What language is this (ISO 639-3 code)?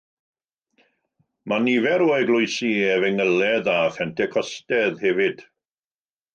cym